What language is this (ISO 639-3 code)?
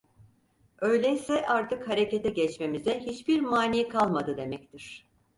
tur